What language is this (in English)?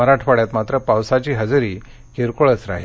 Marathi